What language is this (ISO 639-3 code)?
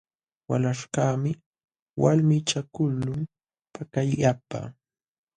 qxw